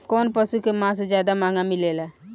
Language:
Bhojpuri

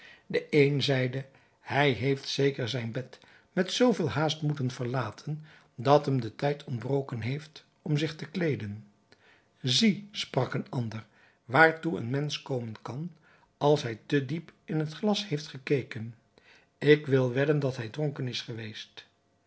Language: Dutch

